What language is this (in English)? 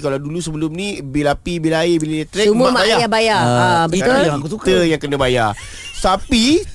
Malay